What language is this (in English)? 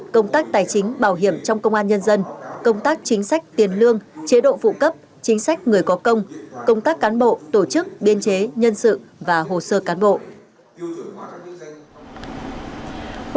Vietnamese